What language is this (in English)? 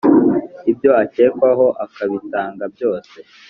Kinyarwanda